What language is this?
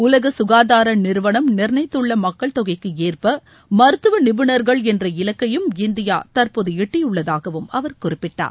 Tamil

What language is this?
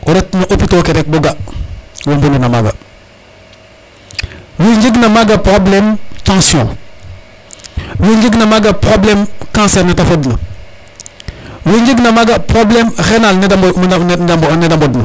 Serer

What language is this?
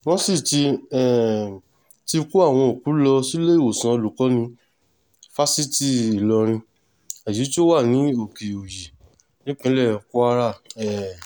Yoruba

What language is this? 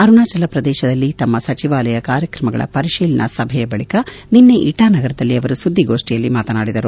Kannada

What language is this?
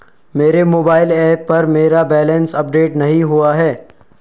Hindi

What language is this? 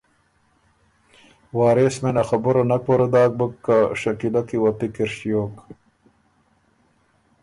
Ormuri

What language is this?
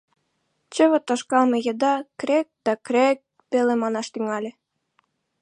Mari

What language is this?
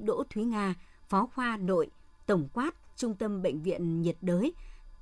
Vietnamese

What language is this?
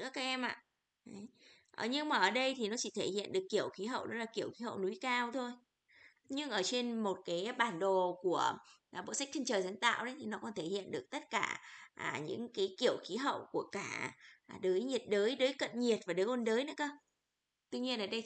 Vietnamese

